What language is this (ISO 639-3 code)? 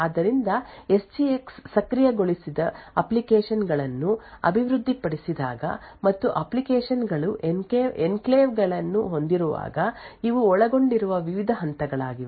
kan